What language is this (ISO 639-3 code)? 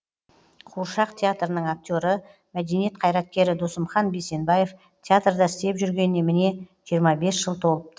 kaz